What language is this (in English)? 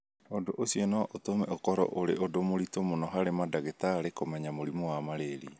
Kikuyu